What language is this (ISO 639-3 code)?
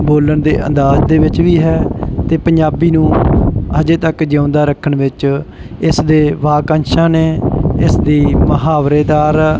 pan